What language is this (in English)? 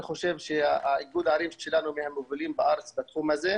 Hebrew